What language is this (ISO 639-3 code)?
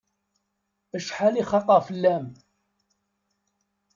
kab